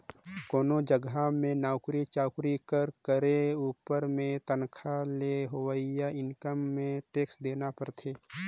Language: Chhattisgarhi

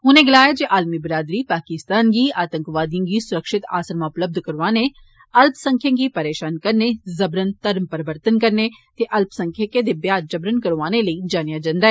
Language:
Dogri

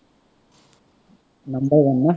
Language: Assamese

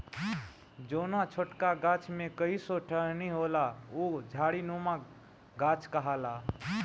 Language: Bhojpuri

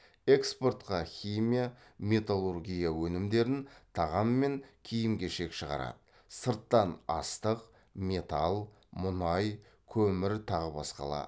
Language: Kazakh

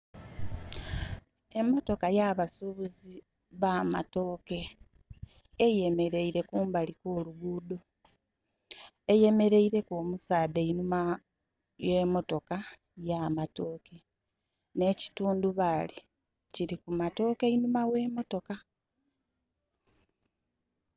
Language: Soga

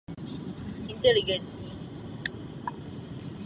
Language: Czech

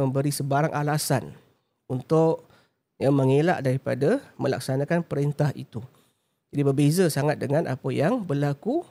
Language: Malay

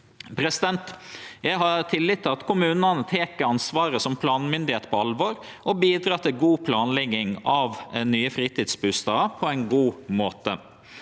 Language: Norwegian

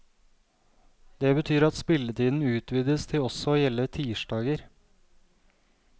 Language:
Norwegian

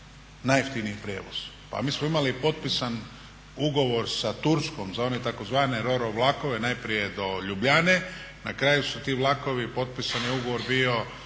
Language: Croatian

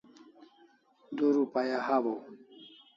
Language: Kalasha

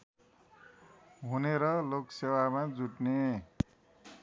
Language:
Nepali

